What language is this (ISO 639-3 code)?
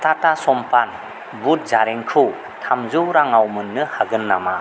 brx